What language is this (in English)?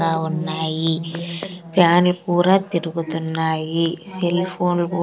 Telugu